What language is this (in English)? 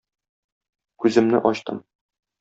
Tatar